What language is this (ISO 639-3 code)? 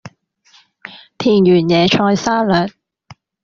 yue